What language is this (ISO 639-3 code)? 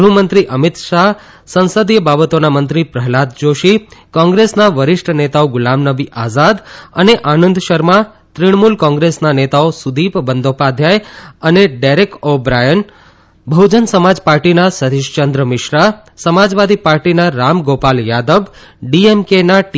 guj